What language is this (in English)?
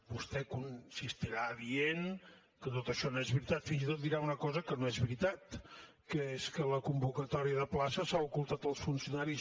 Catalan